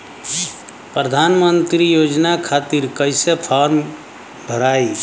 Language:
Bhojpuri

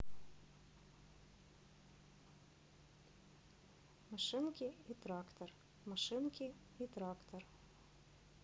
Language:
Russian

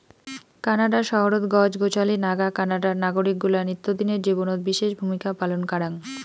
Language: Bangla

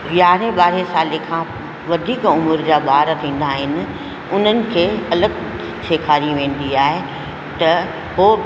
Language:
Sindhi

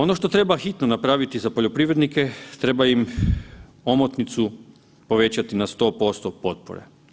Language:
Croatian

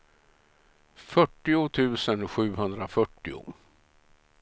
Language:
Swedish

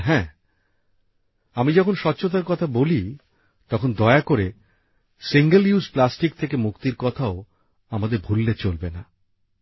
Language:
Bangla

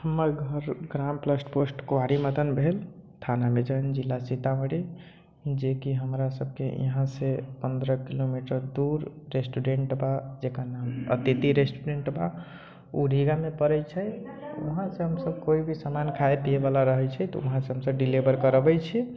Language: Maithili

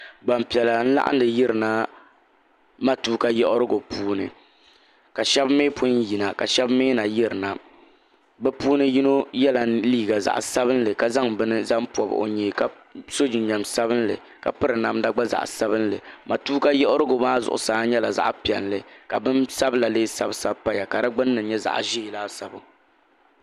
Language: Dagbani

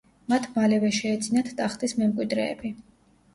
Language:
Georgian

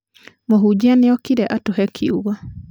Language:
Kikuyu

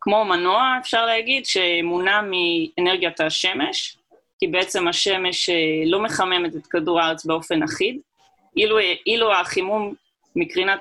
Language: Hebrew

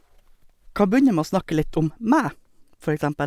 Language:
Norwegian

